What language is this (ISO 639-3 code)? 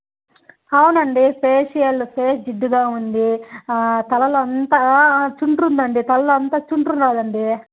tel